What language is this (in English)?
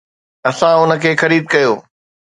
Sindhi